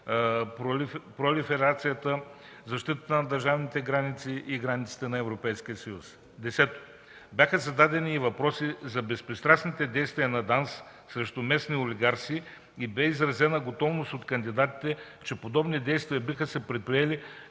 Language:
Bulgarian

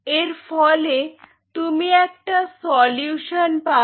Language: Bangla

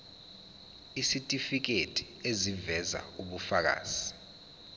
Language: Zulu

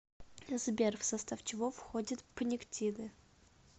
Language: Russian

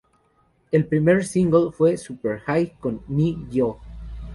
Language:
Spanish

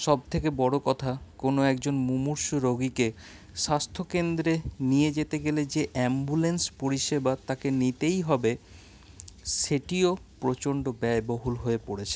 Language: Bangla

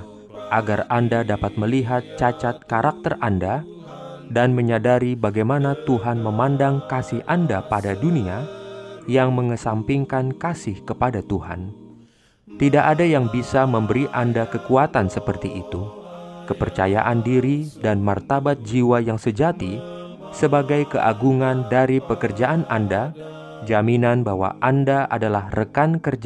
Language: Indonesian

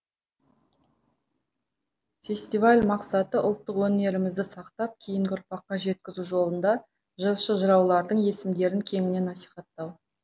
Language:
Kazakh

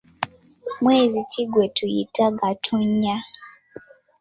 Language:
Ganda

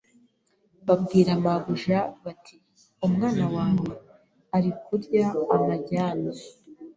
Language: Kinyarwanda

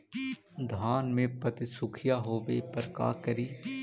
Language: Magahi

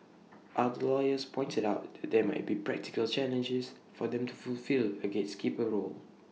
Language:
English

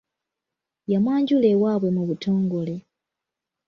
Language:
Ganda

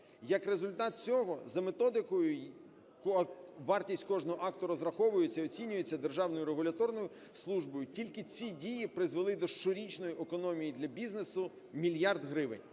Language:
Ukrainian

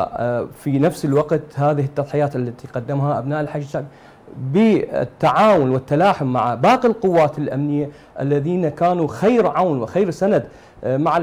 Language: Arabic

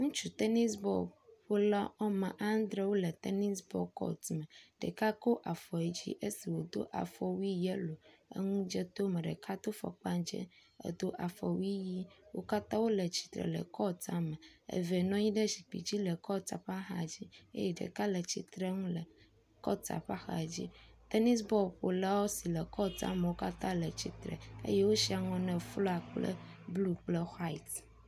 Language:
Ewe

